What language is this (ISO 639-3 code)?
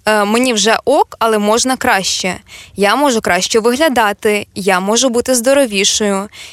ukr